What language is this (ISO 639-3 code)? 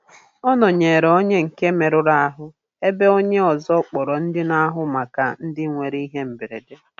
ibo